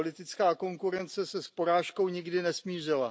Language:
Czech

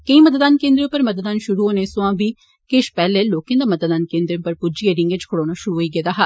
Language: Dogri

